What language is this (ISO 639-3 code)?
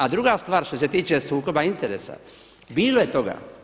hrv